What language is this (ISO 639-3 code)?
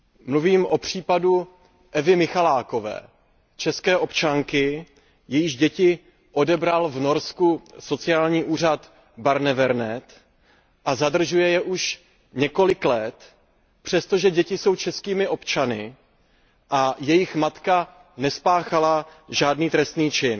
ces